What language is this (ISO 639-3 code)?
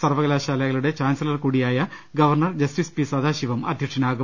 mal